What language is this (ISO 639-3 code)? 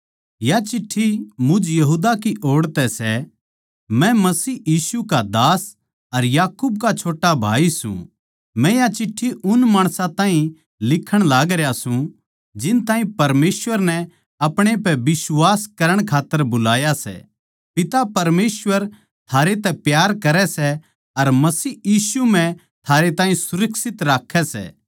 bgc